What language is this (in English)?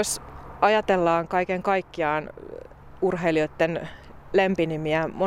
Finnish